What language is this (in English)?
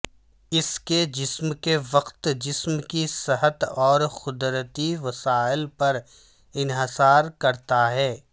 Urdu